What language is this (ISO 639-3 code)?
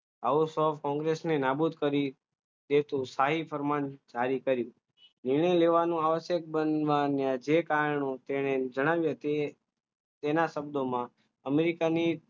guj